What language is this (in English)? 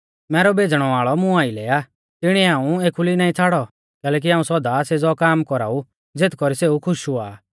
Mahasu Pahari